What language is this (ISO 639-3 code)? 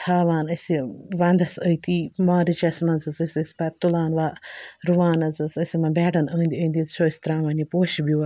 kas